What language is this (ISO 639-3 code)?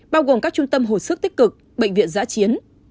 vie